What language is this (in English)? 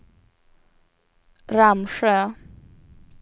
Swedish